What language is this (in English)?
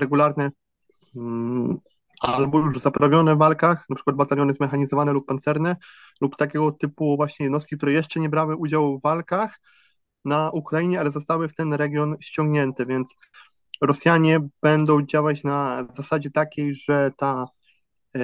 Polish